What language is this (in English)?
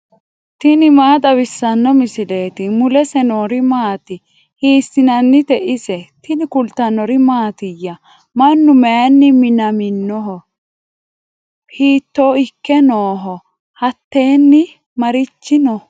Sidamo